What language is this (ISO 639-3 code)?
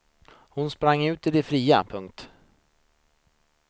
swe